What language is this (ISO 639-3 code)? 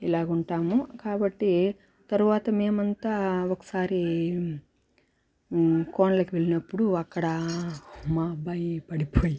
tel